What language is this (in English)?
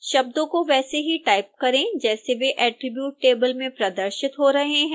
Hindi